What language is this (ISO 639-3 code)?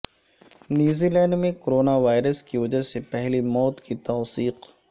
urd